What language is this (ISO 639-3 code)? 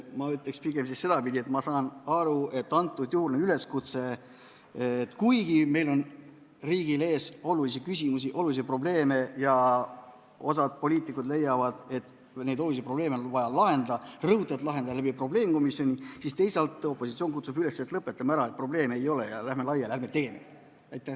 est